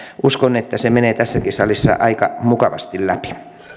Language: Finnish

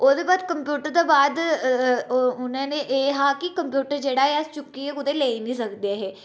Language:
Dogri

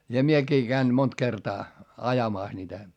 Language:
Finnish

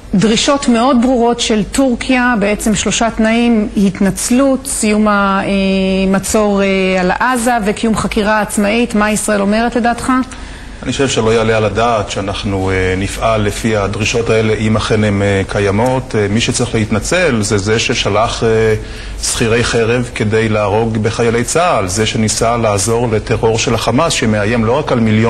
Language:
Hebrew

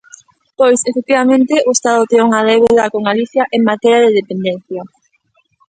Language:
Galician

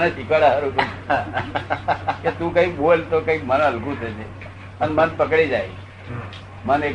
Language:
Gujarati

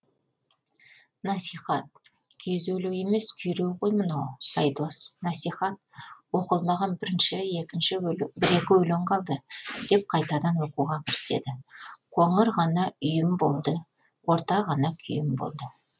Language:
Kazakh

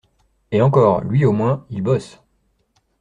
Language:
French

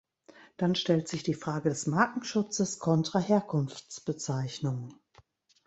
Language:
German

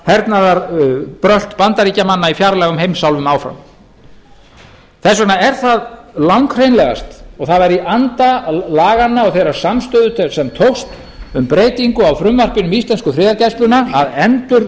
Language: Icelandic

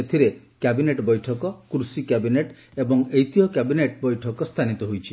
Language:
Odia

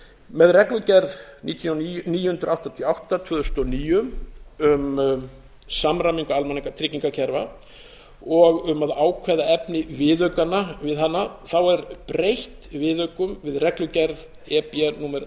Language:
Icelandic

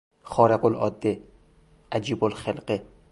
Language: Persian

